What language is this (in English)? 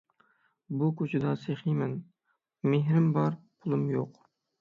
Uyghur